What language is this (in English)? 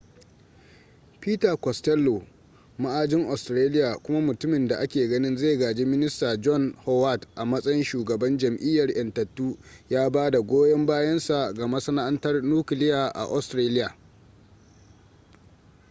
Hausa